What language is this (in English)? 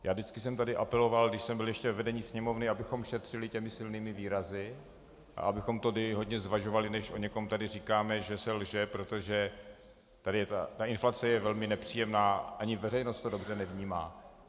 Czech